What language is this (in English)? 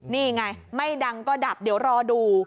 Thai